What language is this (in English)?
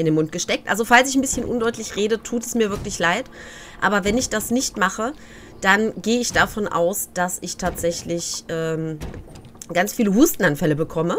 German